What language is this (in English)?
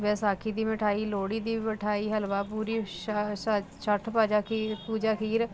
Punjabi